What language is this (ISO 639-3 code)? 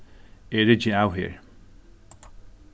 fao